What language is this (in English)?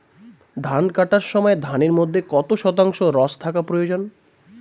Bangla